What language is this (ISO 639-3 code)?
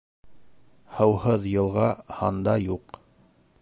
bak